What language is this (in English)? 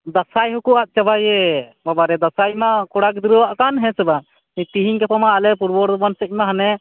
Santali